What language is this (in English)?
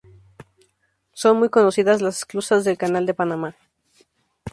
Spanish